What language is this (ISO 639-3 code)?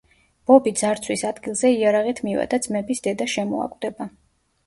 kat